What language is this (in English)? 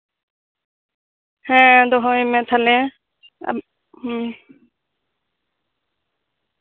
Santali